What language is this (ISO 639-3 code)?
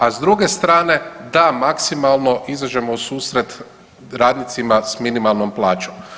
hrv